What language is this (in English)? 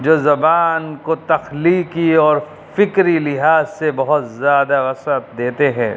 Urdu